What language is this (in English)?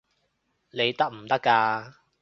Cantonese